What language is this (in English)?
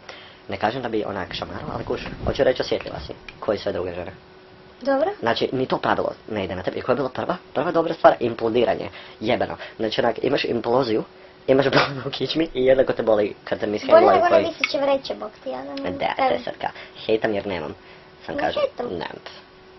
Croatian